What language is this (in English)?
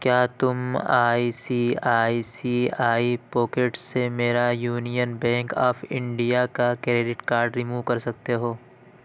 Urdu